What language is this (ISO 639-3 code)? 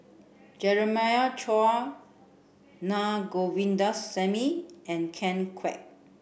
eng